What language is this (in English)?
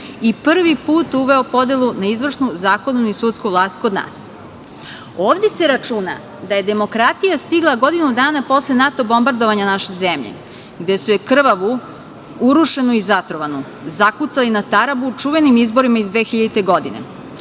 Serbian